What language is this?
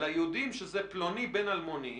Hebrew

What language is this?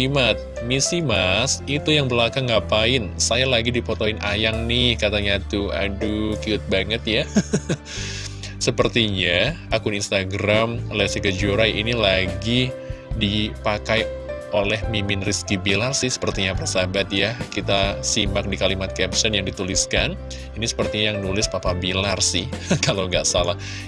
Indonesian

